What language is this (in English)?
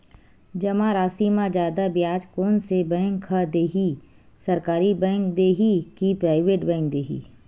Chhattisgarhi